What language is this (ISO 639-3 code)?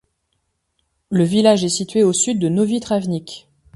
fra